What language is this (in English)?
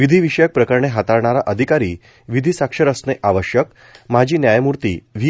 Marathi